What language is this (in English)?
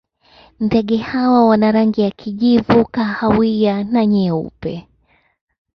Swahili